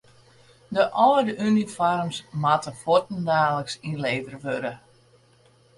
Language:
Western Frisian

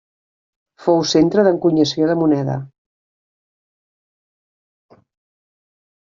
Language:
Catalan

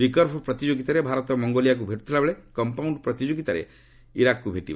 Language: Odia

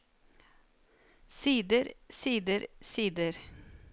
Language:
Norwegian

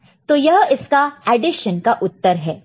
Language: Hindi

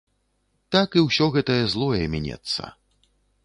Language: Belarusian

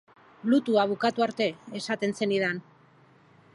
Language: Basque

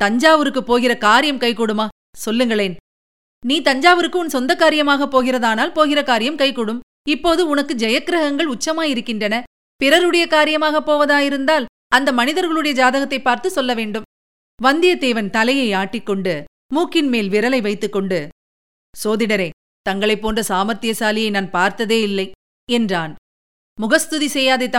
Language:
Tamil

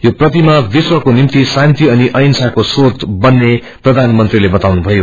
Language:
Nepali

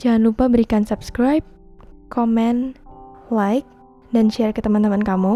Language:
Indonesian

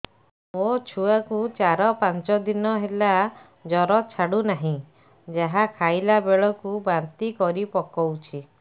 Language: Odia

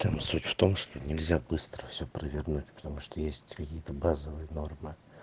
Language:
Russian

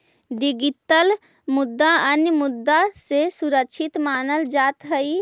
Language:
Magahi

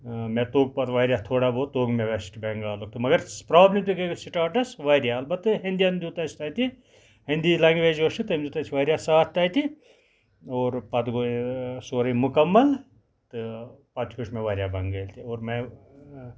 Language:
Kashmiri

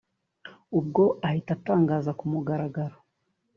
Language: Kinyarwanda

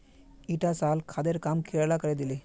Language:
Magahi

